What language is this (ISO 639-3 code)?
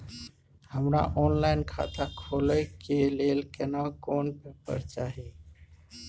mai